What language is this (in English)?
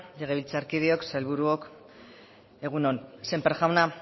Basque